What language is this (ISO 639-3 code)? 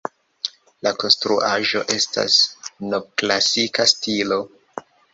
epo